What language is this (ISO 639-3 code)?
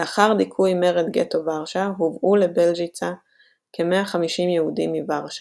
heb